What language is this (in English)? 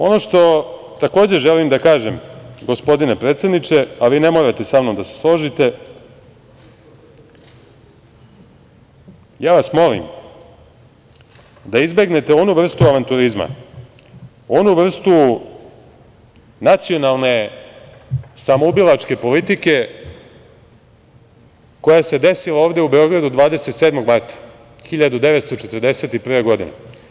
Serbian